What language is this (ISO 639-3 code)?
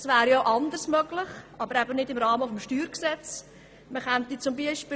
gsw